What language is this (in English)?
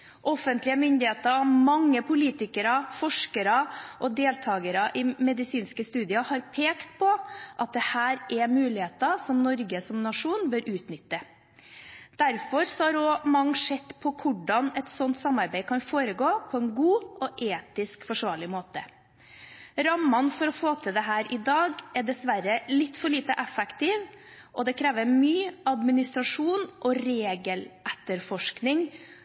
Norwegian Bokmål